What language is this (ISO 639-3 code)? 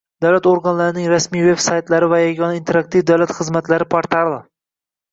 uzb